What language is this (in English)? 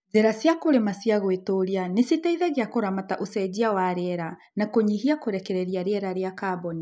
Kikuyu